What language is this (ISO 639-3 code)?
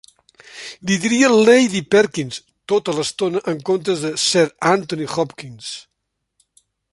cat